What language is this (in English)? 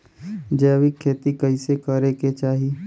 Bhojpuri